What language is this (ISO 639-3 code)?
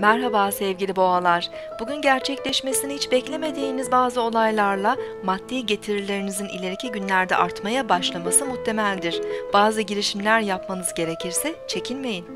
tur